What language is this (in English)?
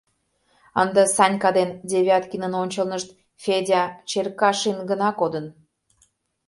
Mari